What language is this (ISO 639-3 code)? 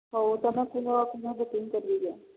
ori